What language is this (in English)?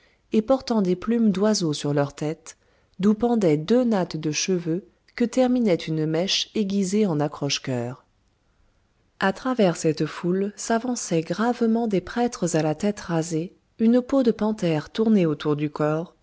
French